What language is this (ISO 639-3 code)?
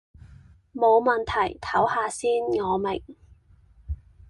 yue